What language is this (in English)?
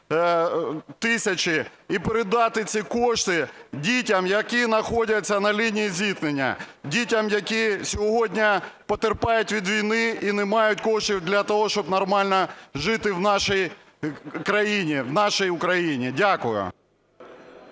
Ukrainian